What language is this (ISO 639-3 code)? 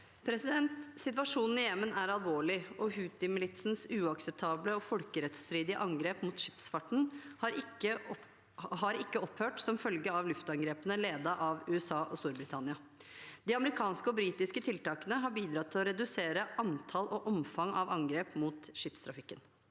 nor